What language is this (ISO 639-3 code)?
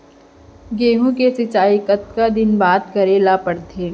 hne